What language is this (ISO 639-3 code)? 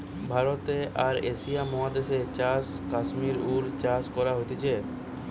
ben